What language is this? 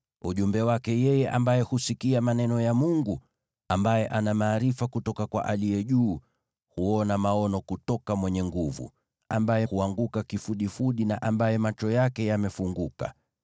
Swahili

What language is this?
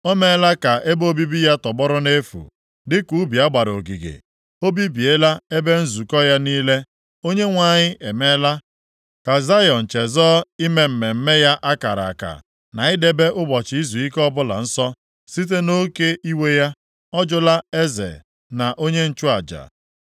Igbo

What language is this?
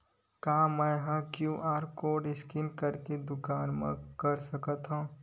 Chhattisgarhi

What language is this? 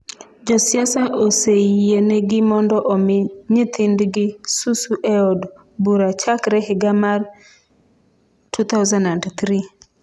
Luo (Kenya and Tanzania)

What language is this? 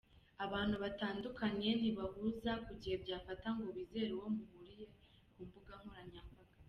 Kinyarwanda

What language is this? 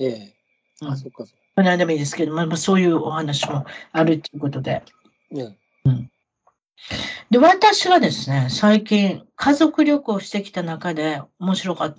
Japanese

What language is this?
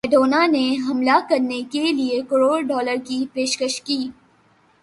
Urdu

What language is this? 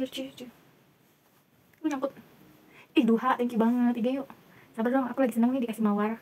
Indonesian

